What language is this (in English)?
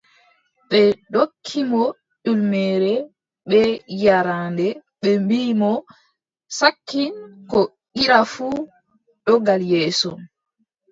Adamawa Fulfulde